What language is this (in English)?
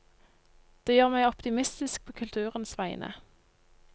Norwegian